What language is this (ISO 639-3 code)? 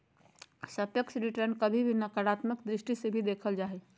mag